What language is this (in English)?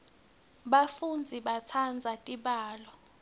Swati